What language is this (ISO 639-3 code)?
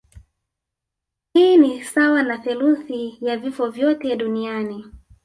swa